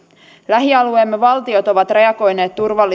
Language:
Finnish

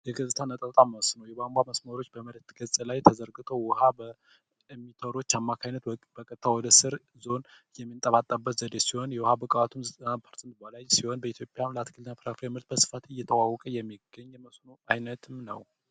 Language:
Amharic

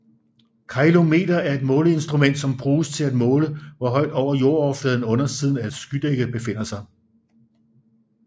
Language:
Danish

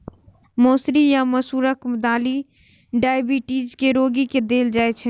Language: Maithili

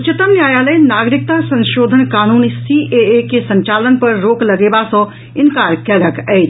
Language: Maithili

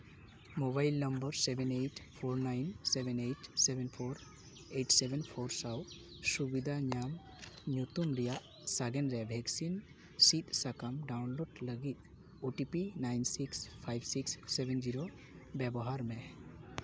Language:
Santali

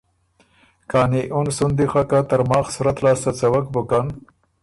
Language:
Ormuri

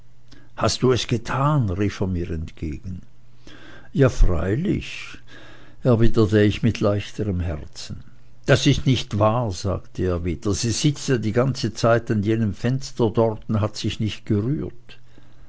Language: German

